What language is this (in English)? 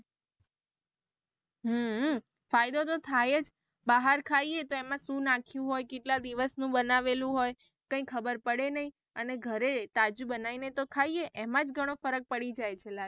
Gujarati